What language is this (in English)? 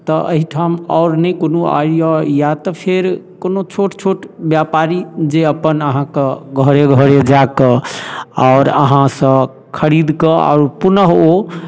Maithili